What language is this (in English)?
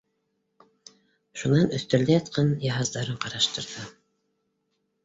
Bashkir